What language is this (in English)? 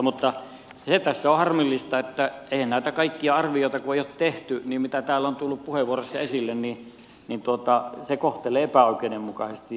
Finnish